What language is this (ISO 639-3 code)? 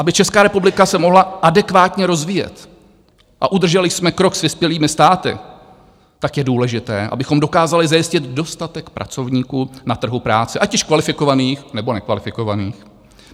ces